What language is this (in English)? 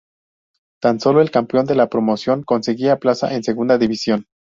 Spanish